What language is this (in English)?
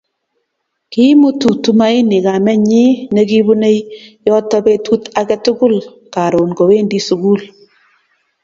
Kalenjin